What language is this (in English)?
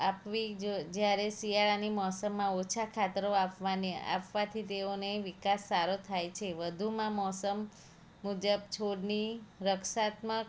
Gujarati